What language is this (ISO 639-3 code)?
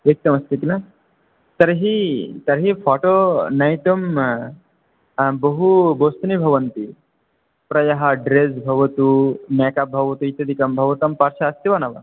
san